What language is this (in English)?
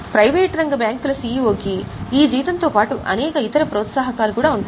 Telugu